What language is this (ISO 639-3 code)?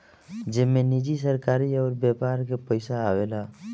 bho